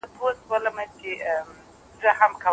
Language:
Pashto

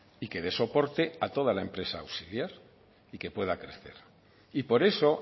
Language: Spanish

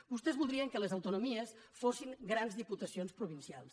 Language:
Catalan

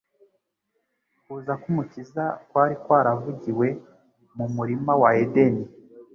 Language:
Kinyarwanda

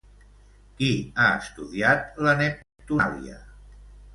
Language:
Catalan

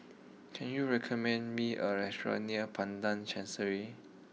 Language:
English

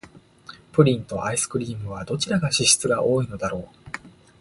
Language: Japanese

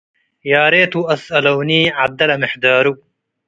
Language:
Tigre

